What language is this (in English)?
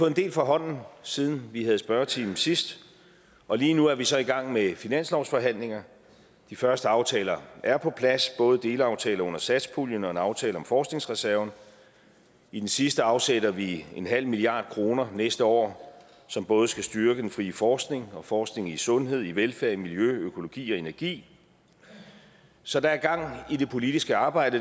Danish